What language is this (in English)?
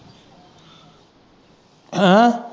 Punjabi